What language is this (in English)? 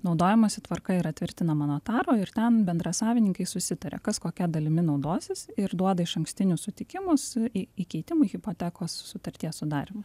Lithuanian